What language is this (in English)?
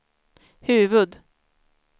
Swedish